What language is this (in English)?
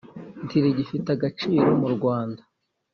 Kinyarwanda